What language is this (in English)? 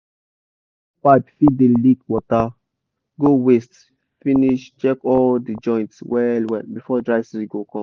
Nigerian Pidgin